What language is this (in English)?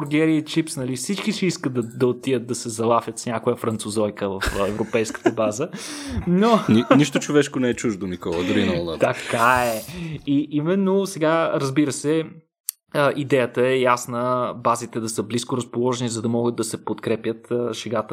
Bulgarian